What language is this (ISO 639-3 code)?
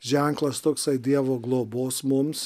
lit